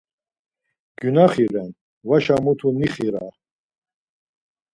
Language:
Laz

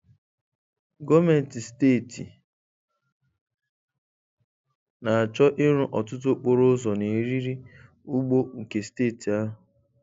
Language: Igbo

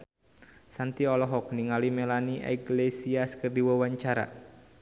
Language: Sundanese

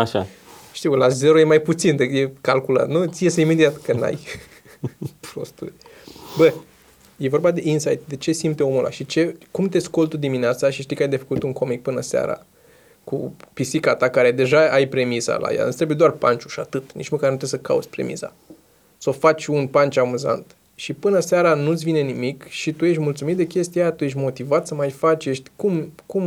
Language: Romanian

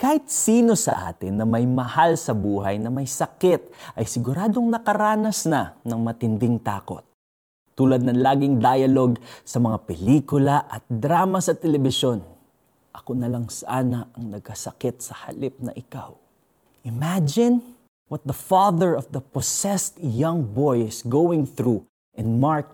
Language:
Filipino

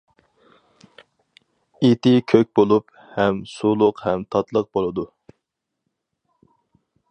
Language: Uyghur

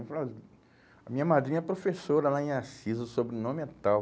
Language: Portuguese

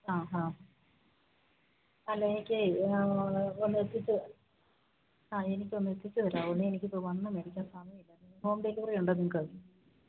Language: Malayalam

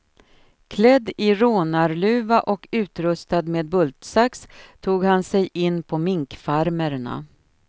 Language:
Swedish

